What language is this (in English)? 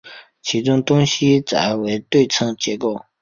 Chinese